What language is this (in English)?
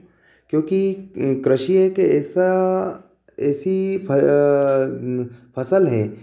Hindi